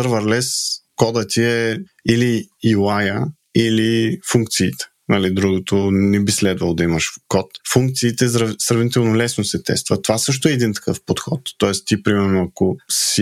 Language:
Bulgarian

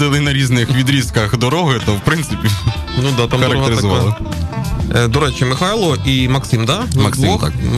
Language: Ukrainian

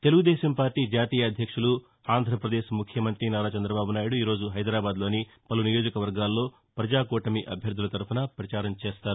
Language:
Telugu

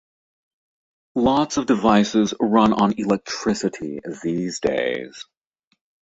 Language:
English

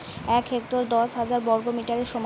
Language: Bangla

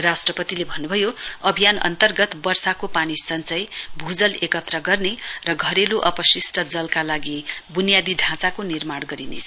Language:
Nepali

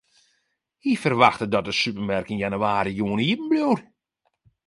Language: Western Frisian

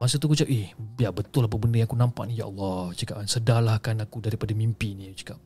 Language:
Malay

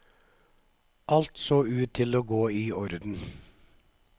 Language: Norwegian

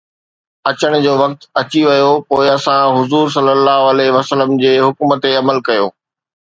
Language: Sindhi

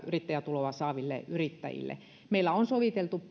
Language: Finnish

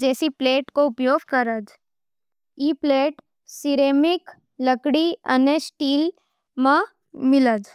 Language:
Nimadi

